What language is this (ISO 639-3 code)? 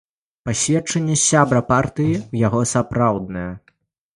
bel